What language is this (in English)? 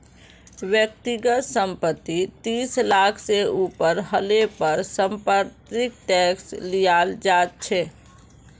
Magahi